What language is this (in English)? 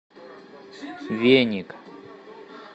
Russian